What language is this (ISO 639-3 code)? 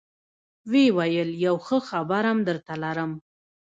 pus